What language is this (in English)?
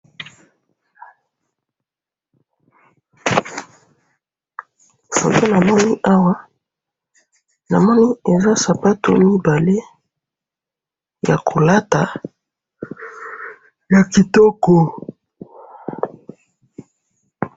Lingala